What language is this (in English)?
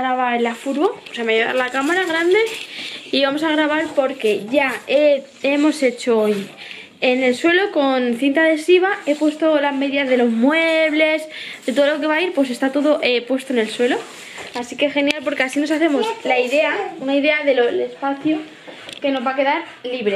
Spanish